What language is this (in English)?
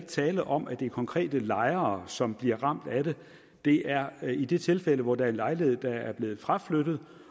Danish